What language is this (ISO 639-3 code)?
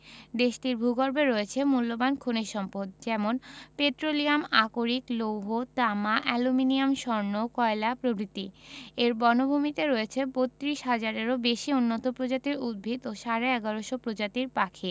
ben